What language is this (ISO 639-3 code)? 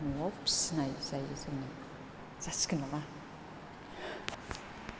brx